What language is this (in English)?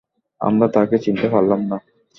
Bangla